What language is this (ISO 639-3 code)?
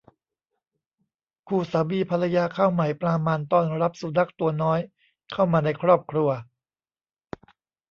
tha